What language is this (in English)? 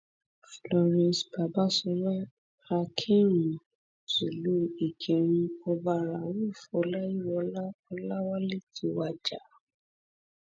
Yoruba